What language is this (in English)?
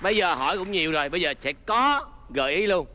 Vietnamese